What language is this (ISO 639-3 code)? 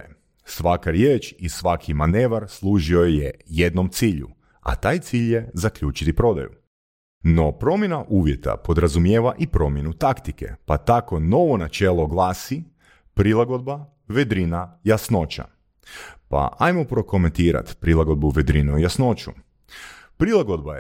hrv